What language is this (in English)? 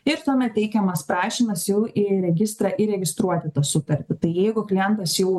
Lithuanian